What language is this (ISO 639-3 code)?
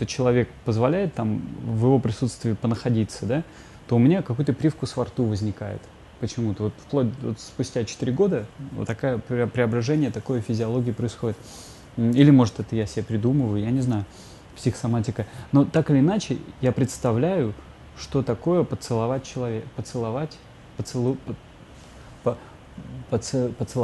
rus